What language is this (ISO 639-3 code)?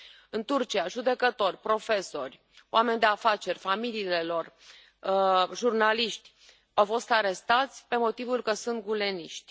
ron